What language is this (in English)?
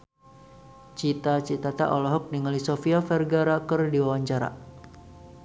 Sundanese